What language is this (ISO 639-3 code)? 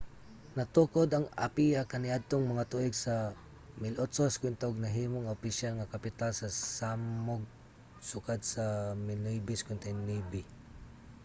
ceb